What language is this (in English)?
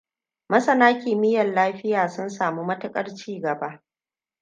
Hausa